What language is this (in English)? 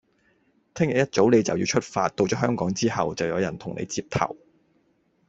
Cantonese